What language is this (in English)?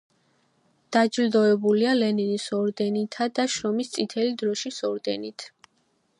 Georgian